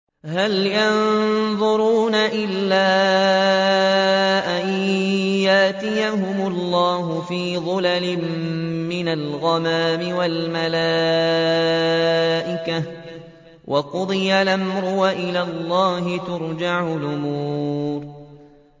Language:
Arabic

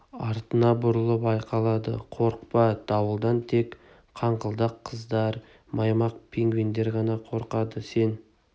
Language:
Kazakh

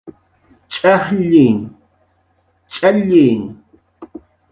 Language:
Jaqaru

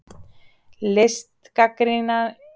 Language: Icelandic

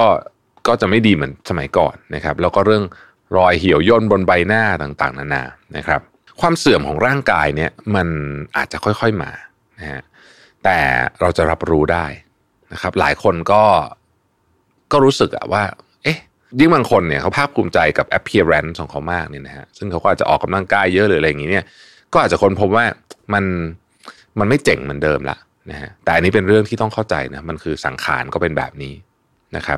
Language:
Thai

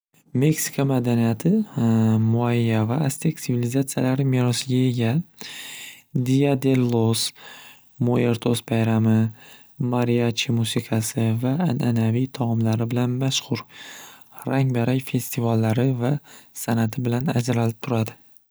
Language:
Uzbek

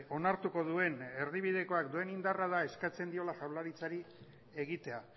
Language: Basque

